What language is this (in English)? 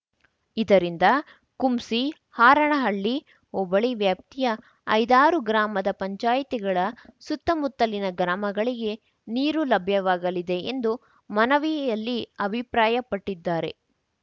Kannada